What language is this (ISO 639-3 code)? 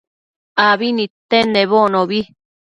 mcf